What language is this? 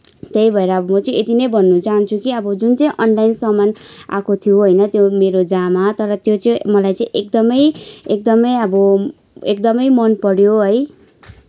Nepali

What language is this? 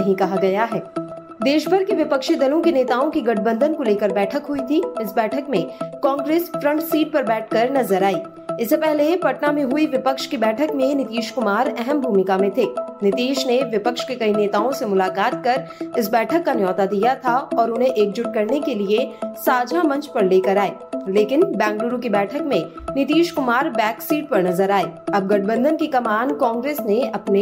Hindi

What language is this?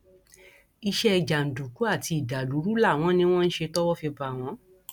Yoruba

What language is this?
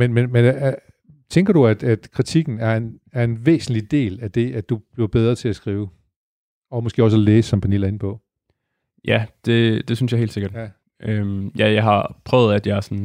Danish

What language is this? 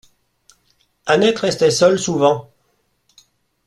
French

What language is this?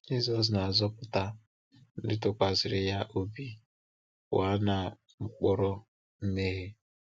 Igbo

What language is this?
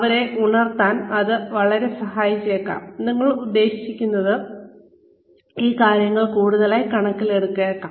Malayalam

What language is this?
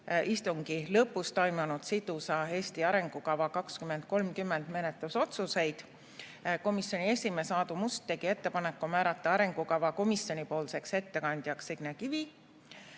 Estonian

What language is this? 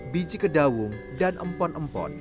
Indonesian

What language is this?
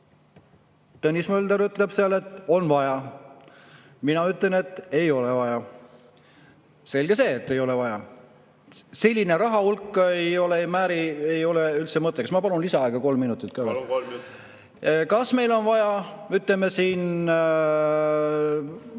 Estonian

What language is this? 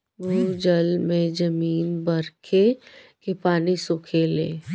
Bhojpuri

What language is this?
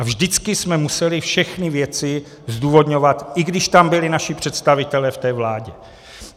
Czech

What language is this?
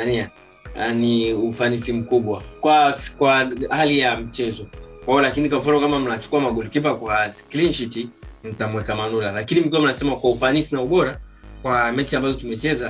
Swahili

